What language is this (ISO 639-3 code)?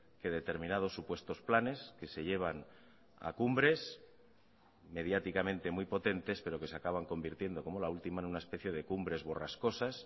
spa